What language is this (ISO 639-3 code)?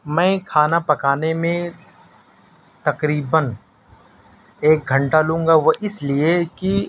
urd